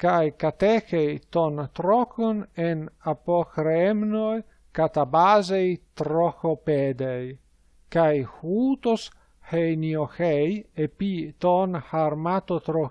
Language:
Greek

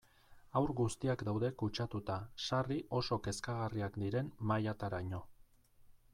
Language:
Basque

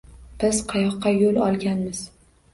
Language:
Uzbek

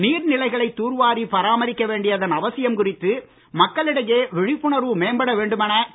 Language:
Tamil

